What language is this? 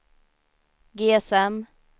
Swedish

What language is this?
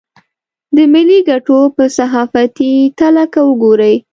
Pashto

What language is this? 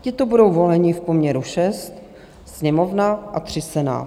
Czech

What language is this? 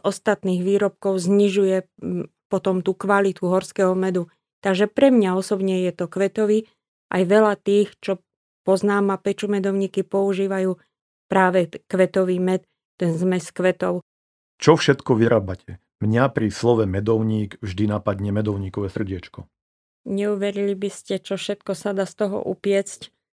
Slovak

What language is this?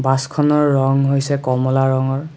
Assamese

